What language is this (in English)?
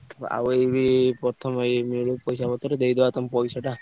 Odia